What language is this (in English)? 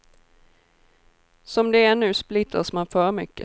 Swedish